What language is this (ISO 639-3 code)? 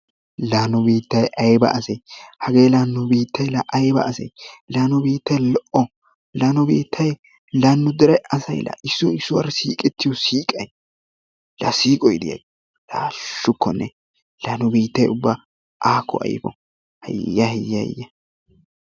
wal